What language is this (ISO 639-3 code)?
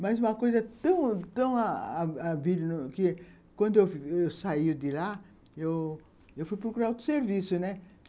por